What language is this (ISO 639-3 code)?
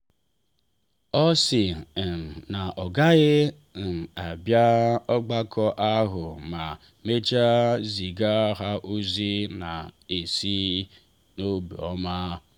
ibo